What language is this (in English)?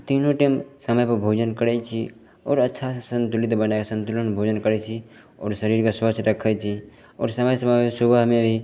Maithili